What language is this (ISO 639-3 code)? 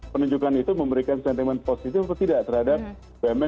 ind